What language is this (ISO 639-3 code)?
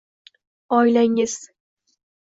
uzb